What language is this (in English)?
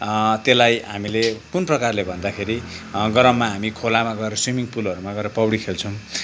Nepali